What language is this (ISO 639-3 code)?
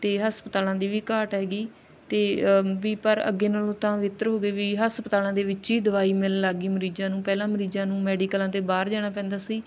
pan